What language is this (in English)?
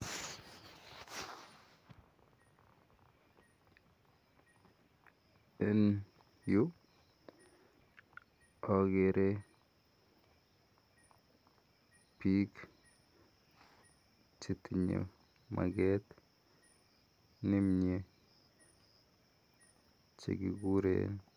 Kalenjin